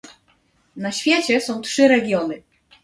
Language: Polish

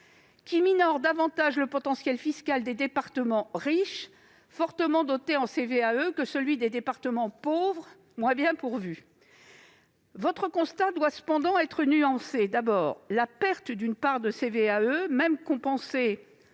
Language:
French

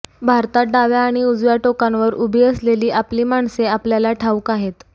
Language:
Marathi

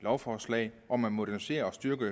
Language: Danish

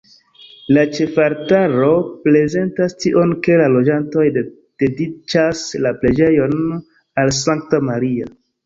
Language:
Esperanto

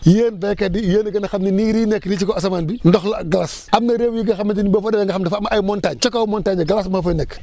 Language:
Wolof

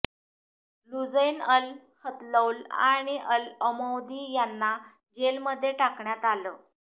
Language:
Marathi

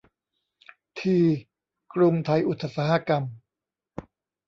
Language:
Thai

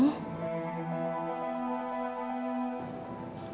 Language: Indonesian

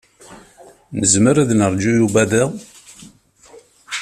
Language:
Kabyle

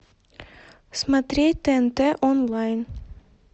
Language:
Russian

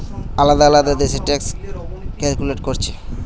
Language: Bangla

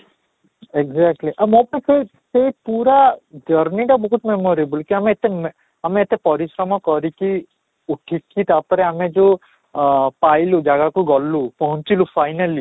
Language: Odia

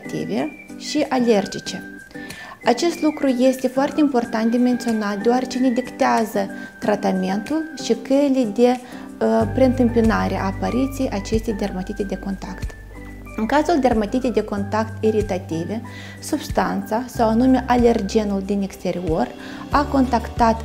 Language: Romanian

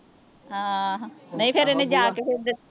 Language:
Punjabi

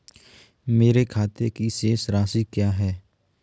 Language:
Hindi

